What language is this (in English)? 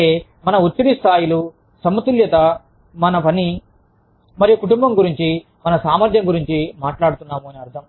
Telugu